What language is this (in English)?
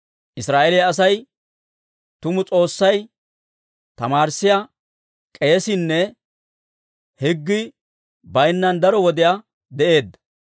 Dawro